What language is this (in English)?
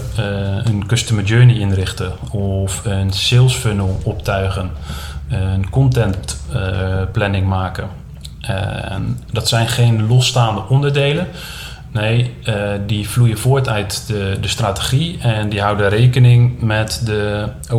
Dutch